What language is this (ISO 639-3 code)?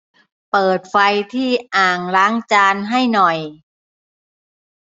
tha